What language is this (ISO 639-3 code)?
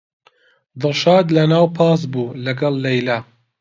ckb